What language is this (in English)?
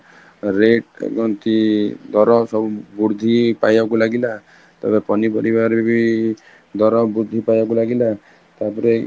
Odia